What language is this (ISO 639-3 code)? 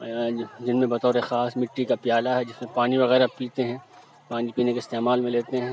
urd